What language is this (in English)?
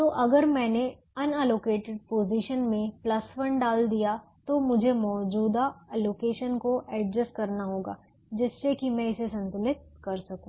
Hindi